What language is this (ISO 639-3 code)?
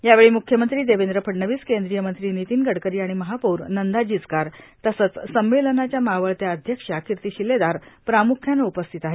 mar